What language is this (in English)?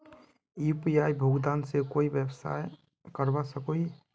Magahi